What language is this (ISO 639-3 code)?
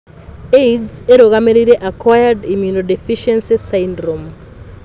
kik